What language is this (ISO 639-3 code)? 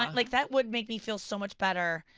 eng